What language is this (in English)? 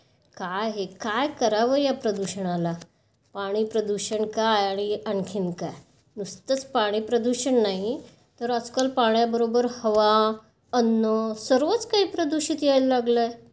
Marathi